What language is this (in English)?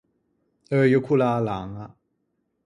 Ligurian